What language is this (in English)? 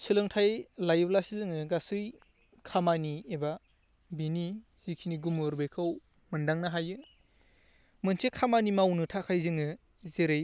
Bodo